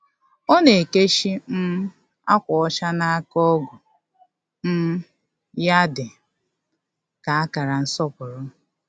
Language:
Igbo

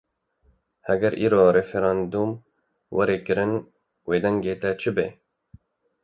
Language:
Kurdish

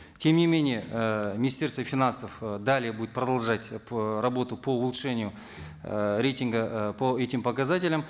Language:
Kazakh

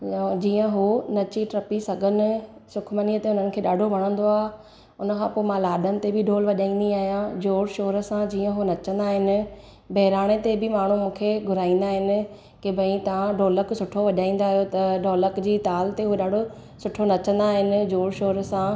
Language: Sindhi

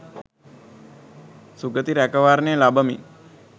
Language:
Sinhala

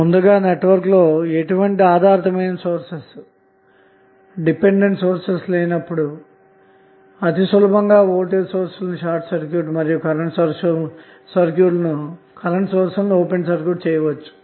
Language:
Telugu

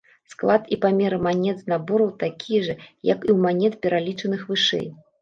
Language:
Belarusian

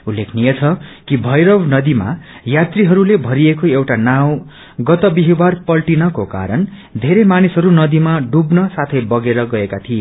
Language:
Nepali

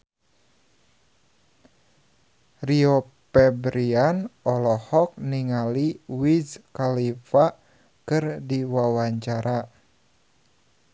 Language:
Sundanese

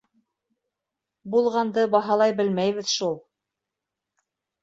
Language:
Bashkir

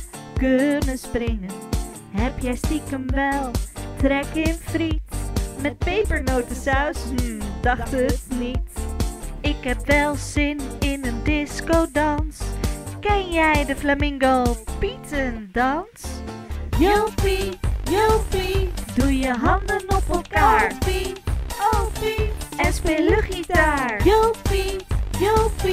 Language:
Dutch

